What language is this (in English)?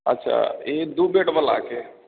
Maithili